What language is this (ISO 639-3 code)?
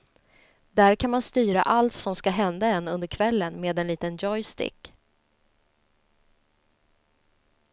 swe